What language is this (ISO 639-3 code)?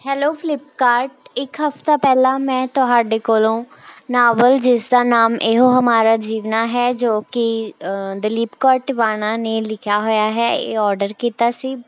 pan